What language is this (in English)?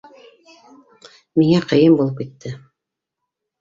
Bashkir